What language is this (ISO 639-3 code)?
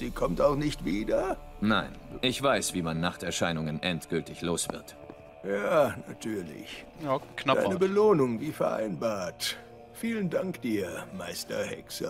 deu